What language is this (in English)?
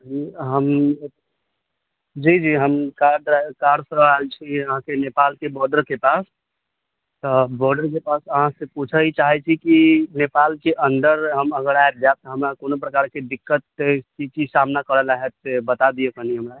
Maithili